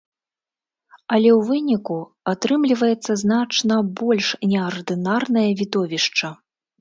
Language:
Belarusian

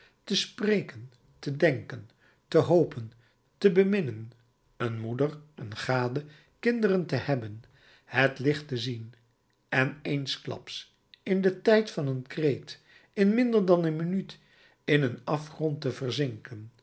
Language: Dutch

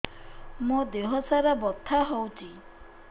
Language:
Odia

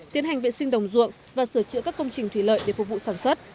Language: Vietnamese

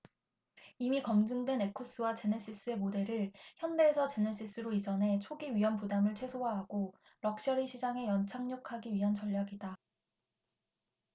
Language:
Korean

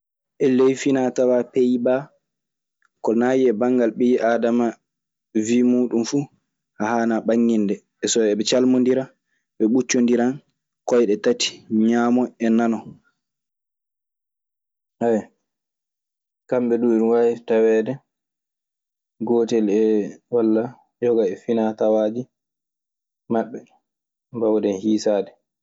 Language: Maasina Fulfulde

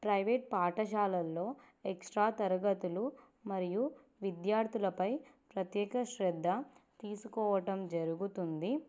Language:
Telugu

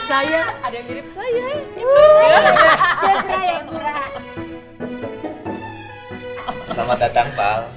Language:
Indonesian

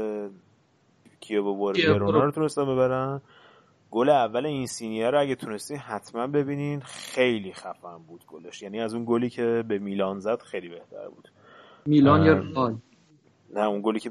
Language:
Persian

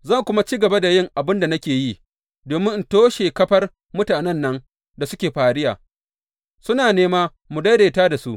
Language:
Hausa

